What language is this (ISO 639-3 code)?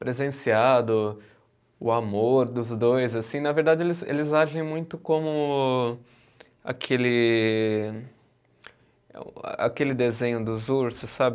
por